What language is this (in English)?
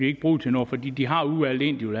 Danish